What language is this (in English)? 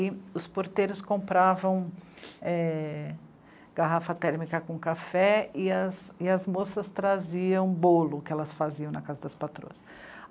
Portuguese